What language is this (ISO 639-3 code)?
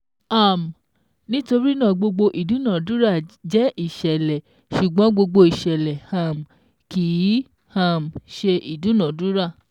yor